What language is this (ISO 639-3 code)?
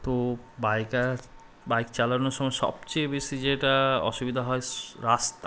ben